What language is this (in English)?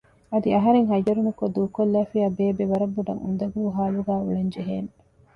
Divehi